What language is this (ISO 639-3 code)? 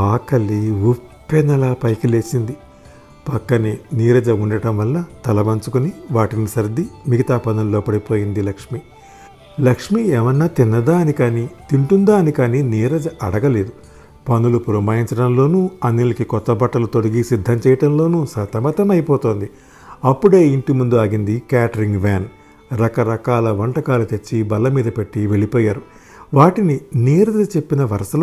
tel